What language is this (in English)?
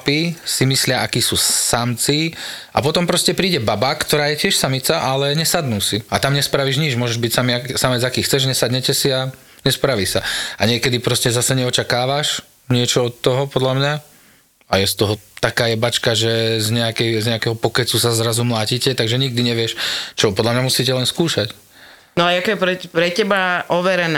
Slovak